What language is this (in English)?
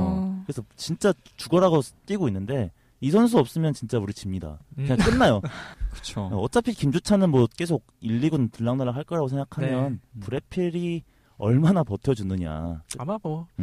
Korean